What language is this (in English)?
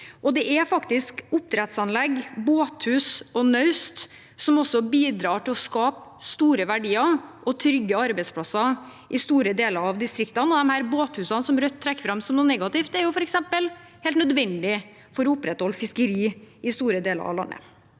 Norwegian